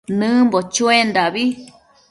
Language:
Matsés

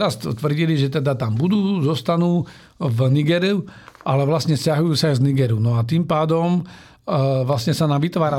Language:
Slovak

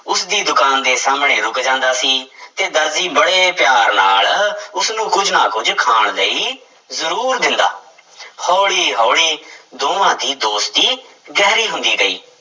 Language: Punjabi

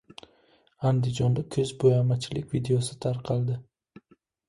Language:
Uzbek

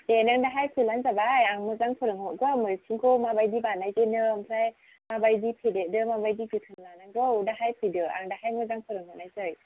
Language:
Bodo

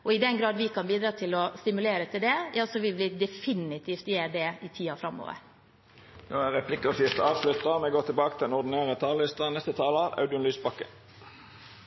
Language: Norwegian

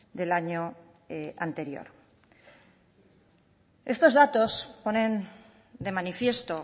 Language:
Spanish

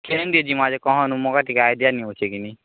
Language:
Odia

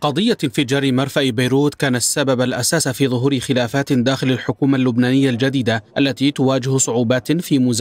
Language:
Arabic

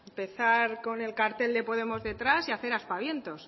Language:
Spanish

